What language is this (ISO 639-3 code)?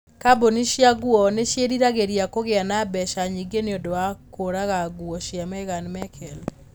kik